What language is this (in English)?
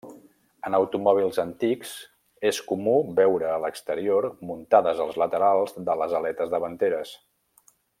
Catalan